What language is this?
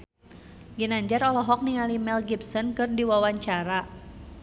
Sundanese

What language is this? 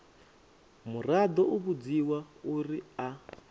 Venda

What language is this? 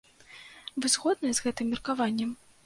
Belarusian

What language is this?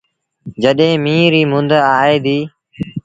Sindhi Bhil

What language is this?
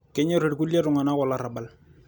Masai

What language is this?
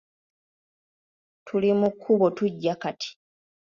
Ganda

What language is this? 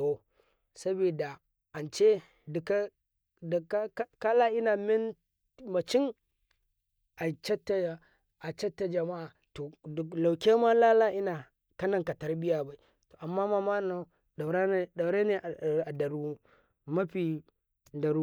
Karekare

